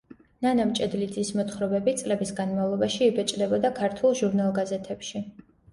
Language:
Georgian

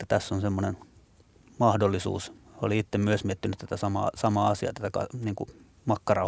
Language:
Finnish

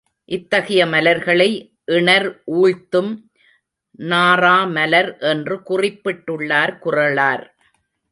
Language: Tamil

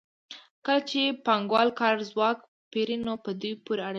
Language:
Pashto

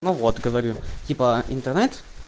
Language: Russian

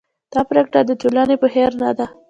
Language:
Pashto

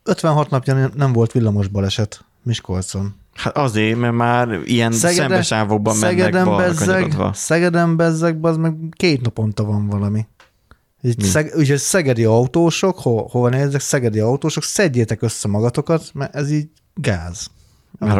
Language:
Hungarian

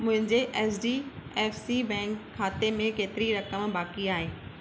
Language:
Sindhi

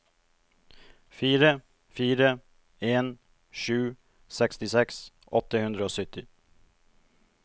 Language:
Norwegian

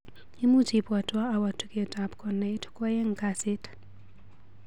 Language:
Kalenjin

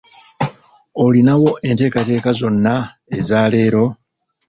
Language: Ganda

